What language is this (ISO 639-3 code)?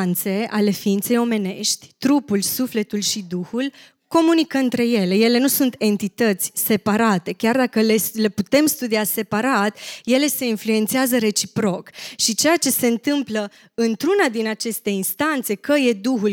ron